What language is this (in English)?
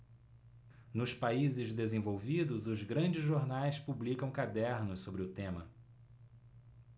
Portuguese